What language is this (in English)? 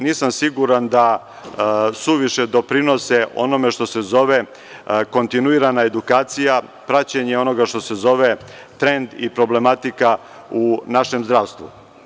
Serbian